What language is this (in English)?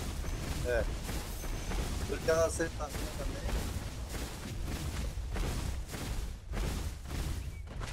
Portuguese